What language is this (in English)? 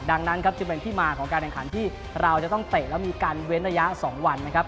Thai